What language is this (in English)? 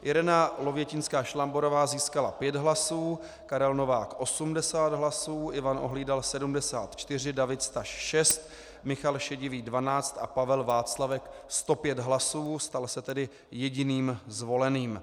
Czech